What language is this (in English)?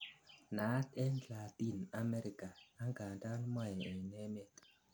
Kalenjin